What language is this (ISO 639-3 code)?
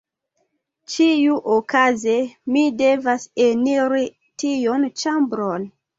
epo